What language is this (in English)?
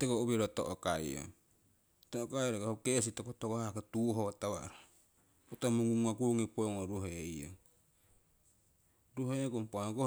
Siwai